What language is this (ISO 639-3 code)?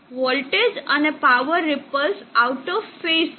guj